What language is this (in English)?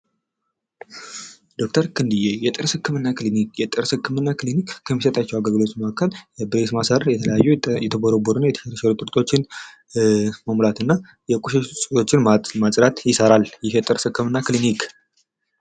Amharic